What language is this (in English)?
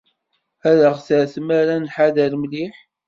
Kabyle